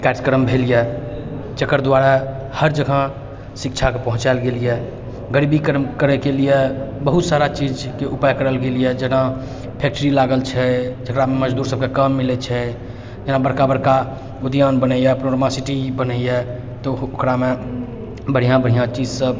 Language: Maithili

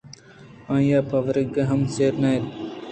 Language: Eastern Balochi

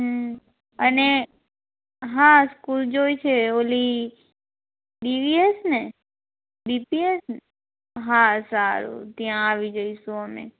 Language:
Gujarati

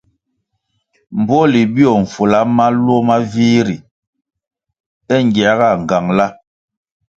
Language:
Kwasio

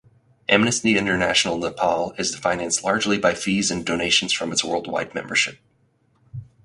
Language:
English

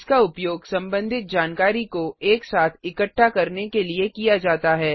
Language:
Hindi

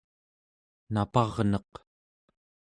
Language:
Central Yupik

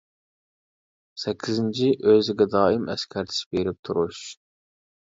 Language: Uyghur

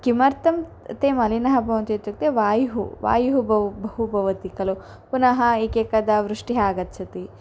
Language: Sanskrit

